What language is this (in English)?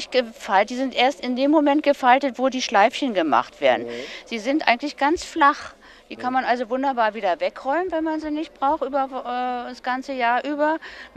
German